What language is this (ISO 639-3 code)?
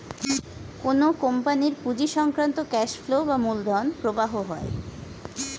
ben